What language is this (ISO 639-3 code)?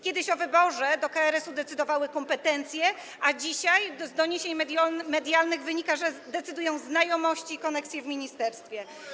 pol